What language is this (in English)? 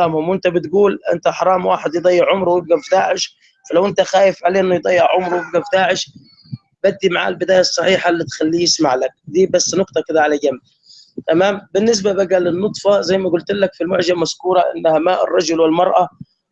Arabic